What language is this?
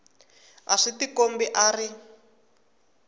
Tsonga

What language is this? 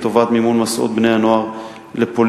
Hebrew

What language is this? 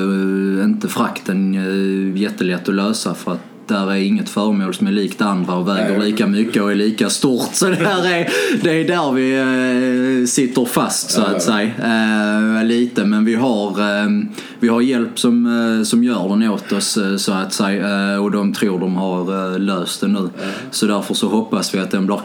Swedish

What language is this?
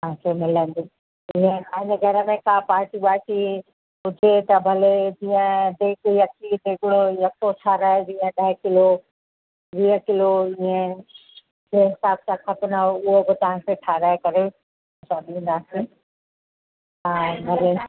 Sindhi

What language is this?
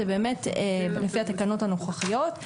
Hebrew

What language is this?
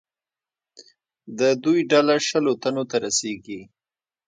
Pashto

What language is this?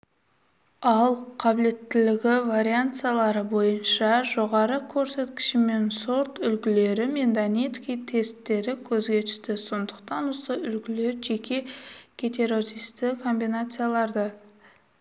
Kazakh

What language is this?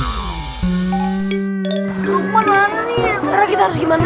Indonesian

